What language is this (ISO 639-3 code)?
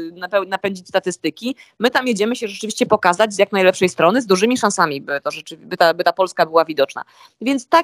pol